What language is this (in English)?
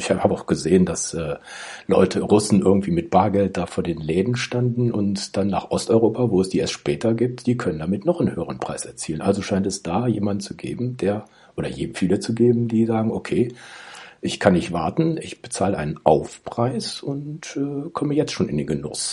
German